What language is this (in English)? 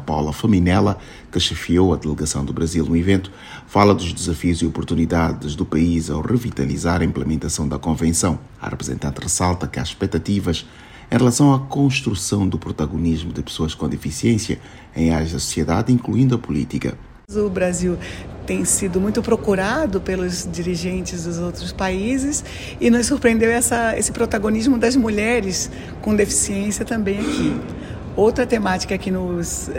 Portuguese